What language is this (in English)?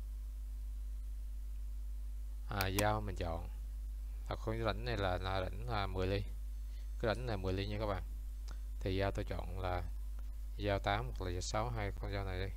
Vietnamese